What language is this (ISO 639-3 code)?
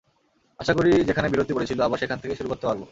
ben